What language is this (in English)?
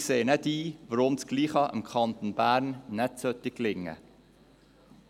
Swiss German